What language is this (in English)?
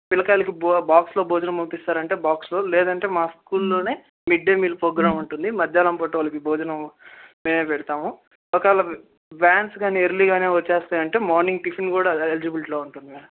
Telugu